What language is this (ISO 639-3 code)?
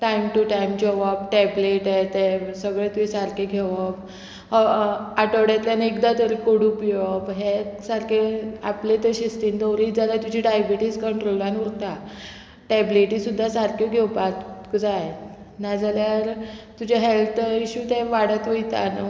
kok